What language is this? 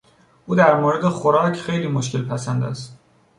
Persian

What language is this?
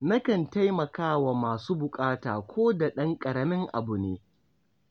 Hausa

